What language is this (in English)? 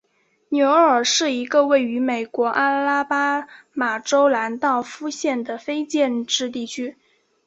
Chinese